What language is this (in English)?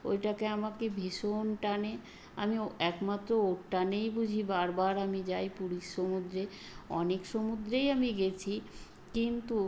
Bangla